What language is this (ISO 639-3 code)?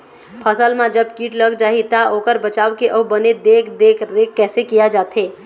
hne